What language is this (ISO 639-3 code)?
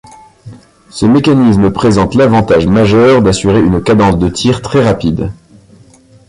fra